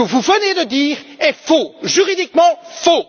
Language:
French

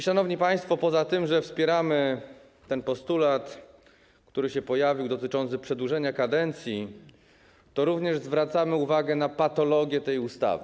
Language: Polish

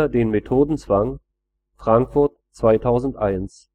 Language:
German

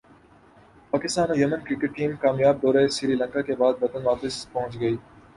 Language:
Urdu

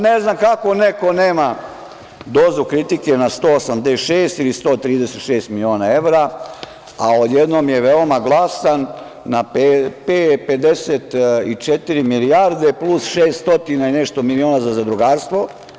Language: Serbian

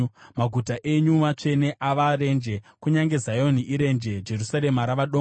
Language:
Shona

